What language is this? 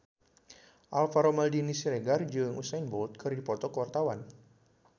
Sundanese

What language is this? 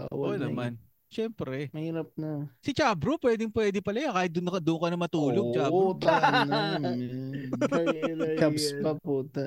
Filipino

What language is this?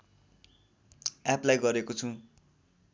Nepali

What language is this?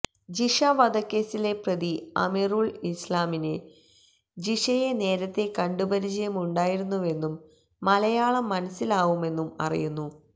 Malayalam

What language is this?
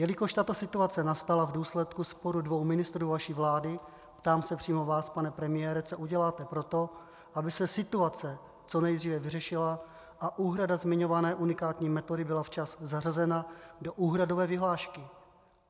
Czech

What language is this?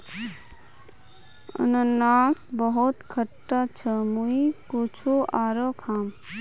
Magahi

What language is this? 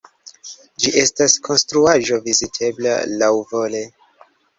Esperanto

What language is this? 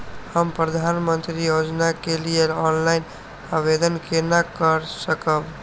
Maithili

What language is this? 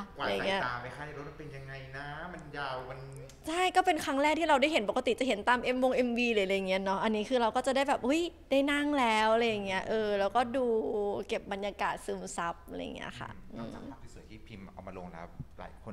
Thai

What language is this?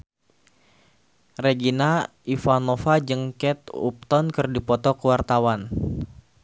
Sundanese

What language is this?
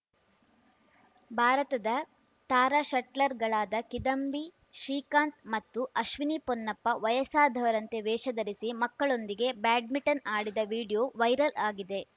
Kannada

